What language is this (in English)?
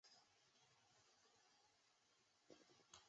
Chinese